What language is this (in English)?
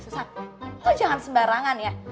Indonesian